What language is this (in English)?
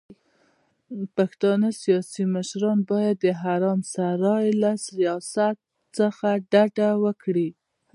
Pashto